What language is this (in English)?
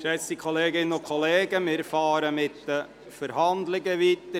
Swiss German